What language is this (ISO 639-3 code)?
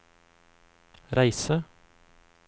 nor